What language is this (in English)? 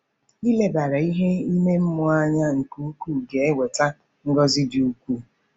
Igbo